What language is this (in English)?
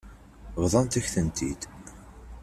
Kabyle